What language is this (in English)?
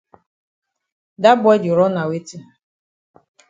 Cameroon Pidgin